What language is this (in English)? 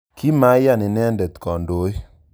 Kalenjin